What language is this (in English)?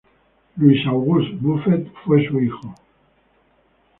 Spanish